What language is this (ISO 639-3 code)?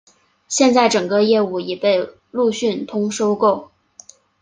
zho